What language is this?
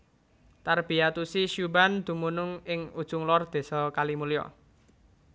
Javanese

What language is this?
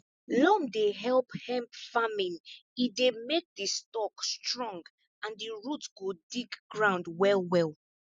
Nigerian Pidgin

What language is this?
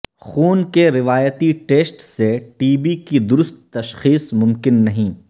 Urdu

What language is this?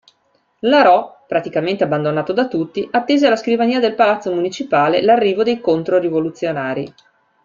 Italian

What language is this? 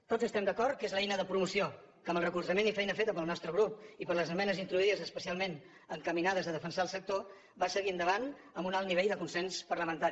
Catalan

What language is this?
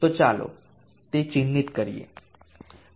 Gujarati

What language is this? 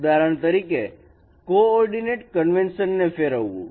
Gujarati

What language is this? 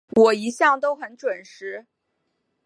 Chinese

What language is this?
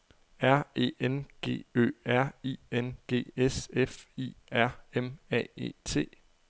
Danish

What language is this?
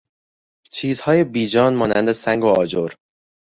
Persian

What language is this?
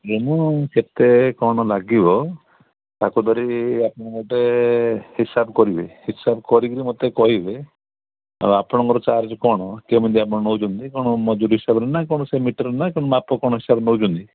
Odia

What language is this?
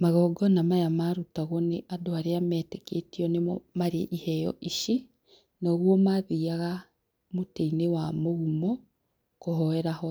Kikuyu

